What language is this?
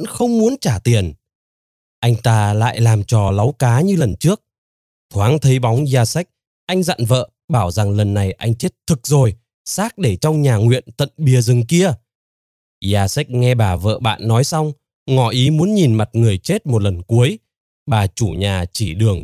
Vietnamese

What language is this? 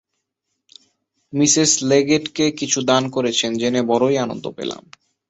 Bangla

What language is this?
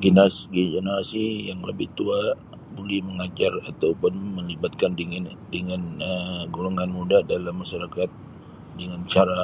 Sabah Malay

